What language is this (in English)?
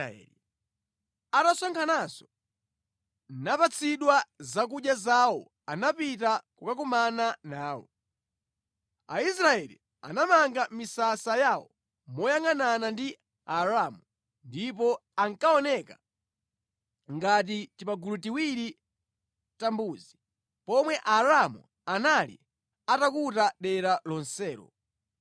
Nyanja